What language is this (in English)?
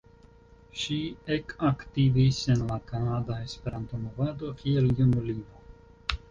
Esperanto